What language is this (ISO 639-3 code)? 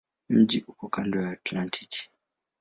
swa